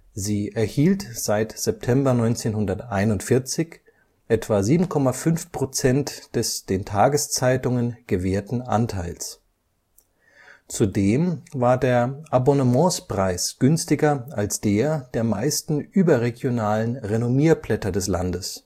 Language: German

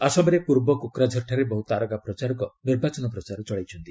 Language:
Odia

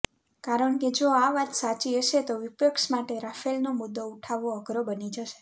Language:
Gujarati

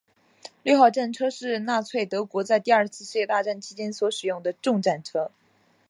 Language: Chinese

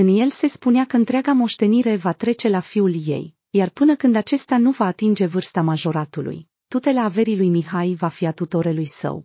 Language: Romanian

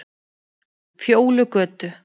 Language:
Icelandic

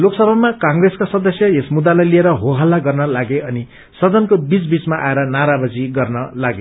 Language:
Nepali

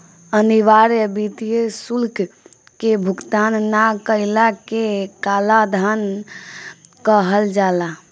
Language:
Bhojpuri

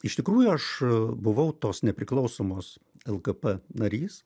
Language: Lithuanian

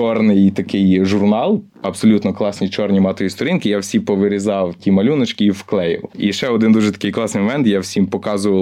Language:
Ukrainian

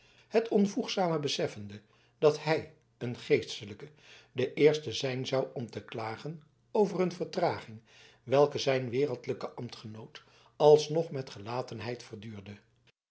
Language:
Dutch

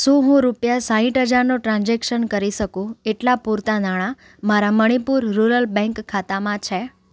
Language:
Gujarati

